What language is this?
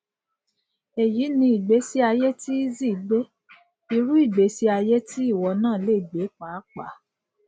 Yoruba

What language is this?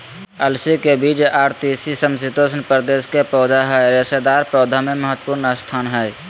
Magahi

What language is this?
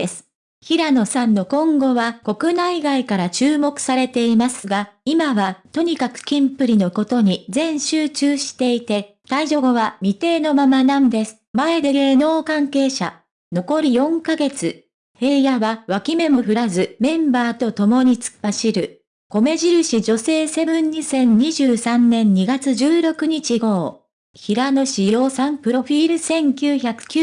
Japanese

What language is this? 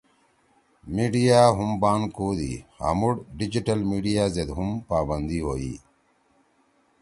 Torwali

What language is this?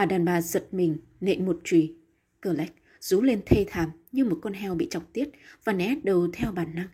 Vietnamese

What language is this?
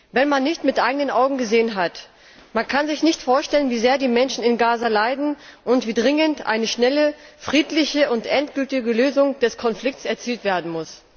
German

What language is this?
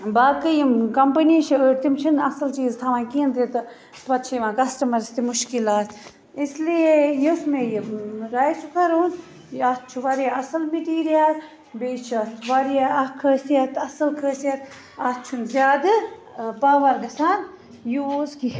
Kashmiri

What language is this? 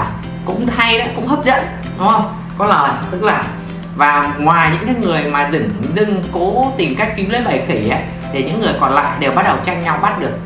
Vietnamese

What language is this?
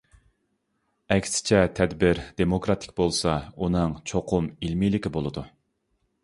Uyghur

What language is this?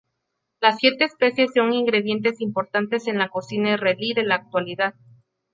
Spanish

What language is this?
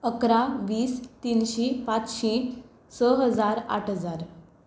Konkani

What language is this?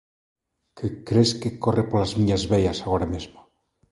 Galician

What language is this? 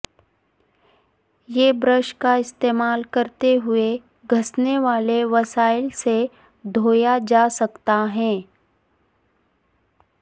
Urdu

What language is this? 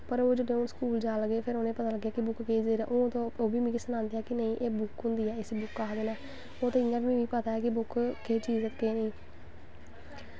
Dogri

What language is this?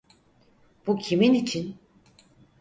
Turkish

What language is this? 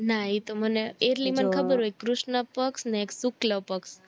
Gujarati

